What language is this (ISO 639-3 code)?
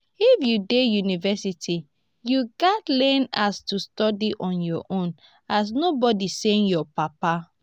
pcm